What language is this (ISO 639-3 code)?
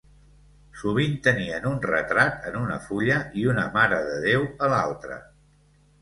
cat